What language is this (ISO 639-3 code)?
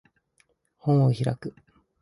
jpn